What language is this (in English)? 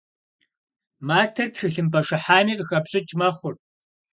Kabardian